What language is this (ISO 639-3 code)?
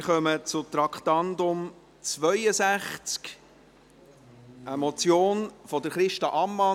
gsw